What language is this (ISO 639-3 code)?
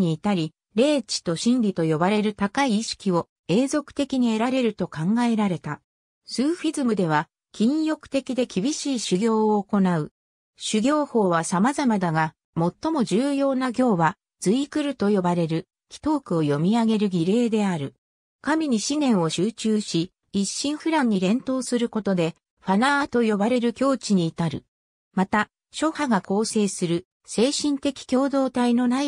jpn